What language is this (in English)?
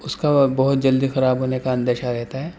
Urdu